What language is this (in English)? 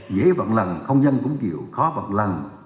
Vietnamese